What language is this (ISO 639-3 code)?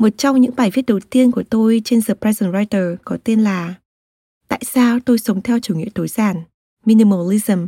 vie